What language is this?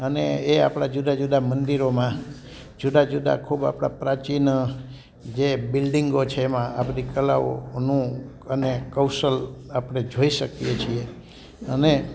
Gujarati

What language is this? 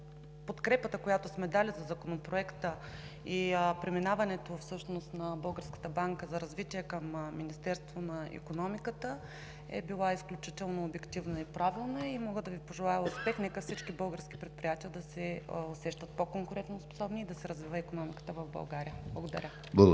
Bulgarian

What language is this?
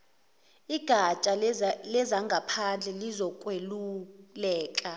Zulu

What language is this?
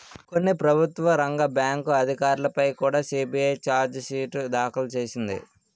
Telugu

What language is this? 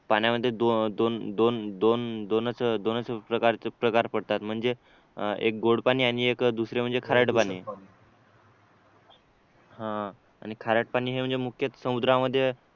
Marathi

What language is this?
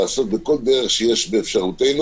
Hebrew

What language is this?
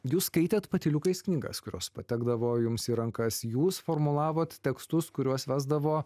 Lithuanian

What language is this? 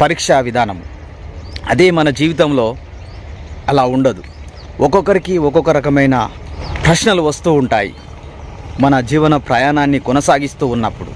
Telugu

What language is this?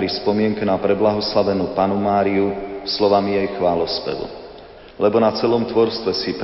Slovak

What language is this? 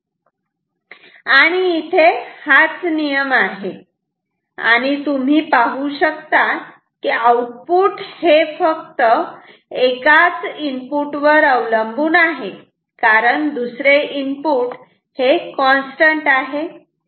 Marathi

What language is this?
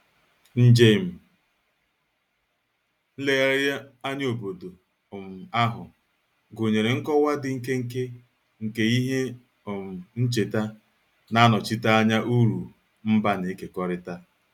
Igbo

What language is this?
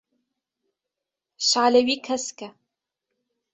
Kurdish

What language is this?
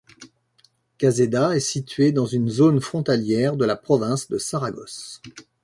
French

